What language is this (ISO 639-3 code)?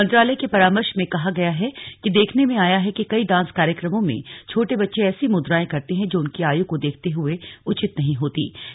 hin